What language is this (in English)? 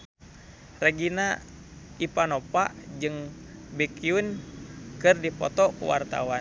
Sundanese